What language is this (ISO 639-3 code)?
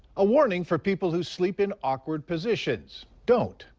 eng